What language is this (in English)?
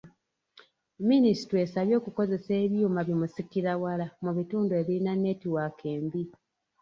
Ganda